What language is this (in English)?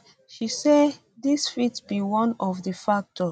Nigerian Pidgin